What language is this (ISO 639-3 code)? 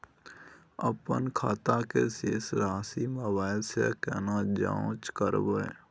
mai